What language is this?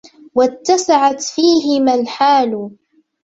Arabic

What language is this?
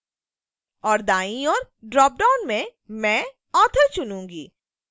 Hindi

